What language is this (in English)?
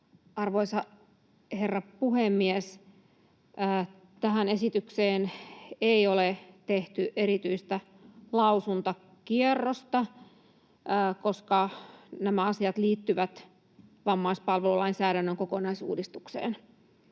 Finnish